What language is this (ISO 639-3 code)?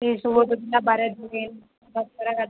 kan